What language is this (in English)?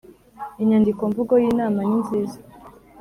Kinyarwanda